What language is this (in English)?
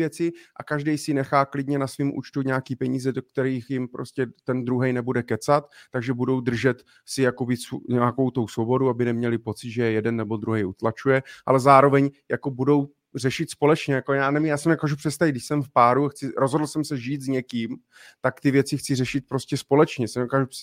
Czech